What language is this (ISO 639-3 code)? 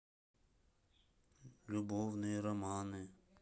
rus